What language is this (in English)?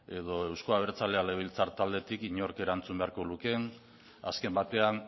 Basque